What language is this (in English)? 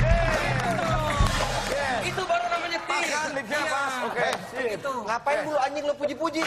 Indonesian